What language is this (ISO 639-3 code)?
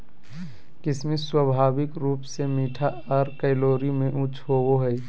mag